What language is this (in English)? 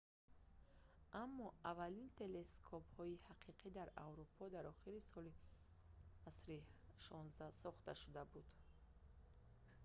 Tajik